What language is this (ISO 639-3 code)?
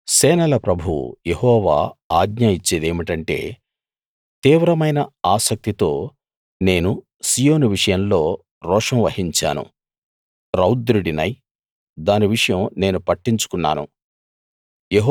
tel